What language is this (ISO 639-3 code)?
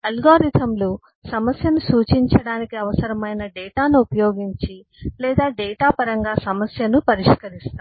tel